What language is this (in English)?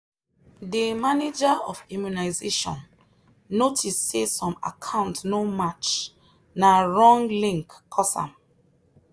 Nigerian Pidgin